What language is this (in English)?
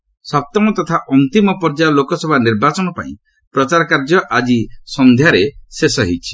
Odia